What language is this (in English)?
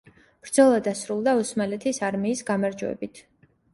Georgian